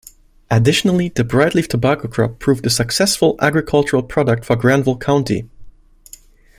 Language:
English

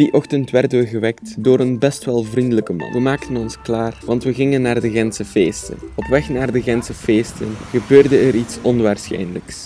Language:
Dutch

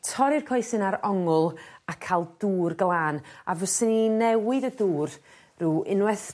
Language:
Welsh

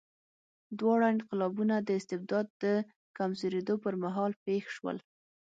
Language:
Pashto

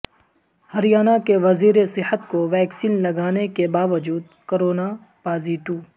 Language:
Urdu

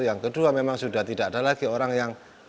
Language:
Indonesian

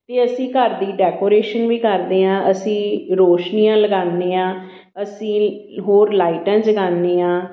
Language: Punjabi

